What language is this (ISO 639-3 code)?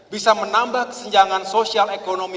ind